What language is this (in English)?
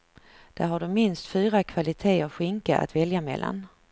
Swedish